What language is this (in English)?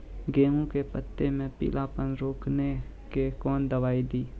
Maithili